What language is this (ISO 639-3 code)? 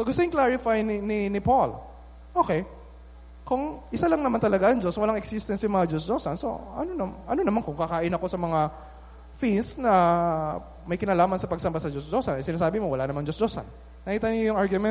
fil